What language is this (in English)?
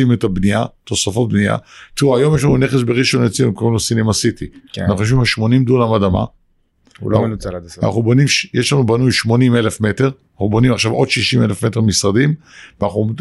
Hebrew